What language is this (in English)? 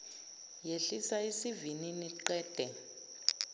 Zulu